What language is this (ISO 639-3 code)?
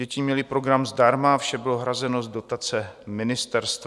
ces